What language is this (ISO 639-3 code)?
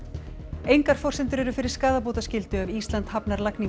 isl